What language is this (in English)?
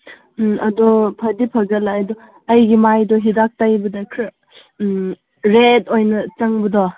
Manipuri